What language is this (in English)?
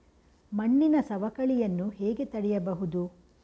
Kannada